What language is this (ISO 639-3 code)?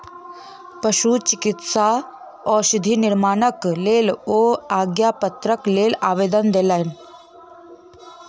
mai